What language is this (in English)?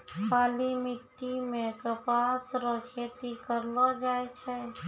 Maithili